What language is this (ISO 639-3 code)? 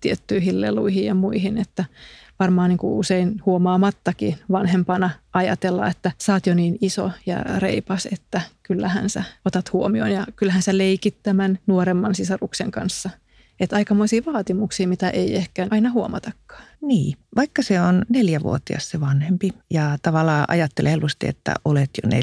fin